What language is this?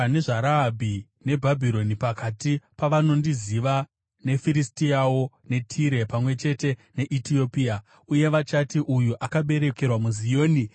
Shona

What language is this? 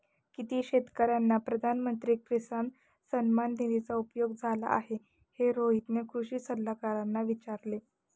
Marathi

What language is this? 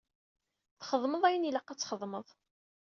Kabyle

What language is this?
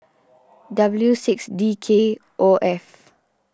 English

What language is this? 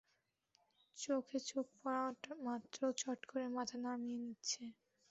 Bangla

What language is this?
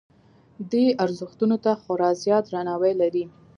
Pashto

